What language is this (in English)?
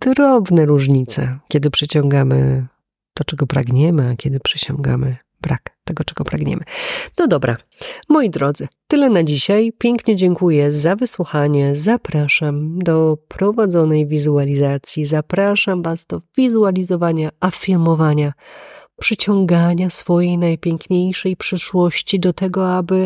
Polish